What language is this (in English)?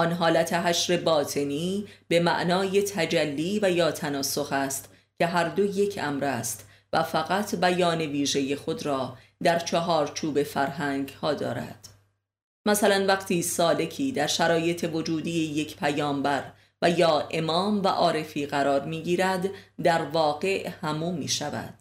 Persian